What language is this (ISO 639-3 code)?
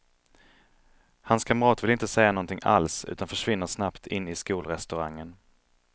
swe